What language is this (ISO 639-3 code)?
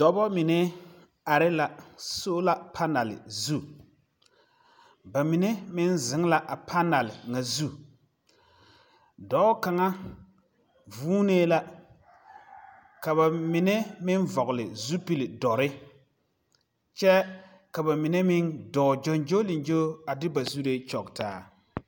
dga